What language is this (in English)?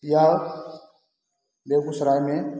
Hindi